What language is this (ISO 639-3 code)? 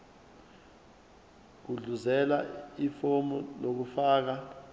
zul